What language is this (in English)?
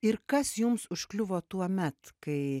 Lithuanian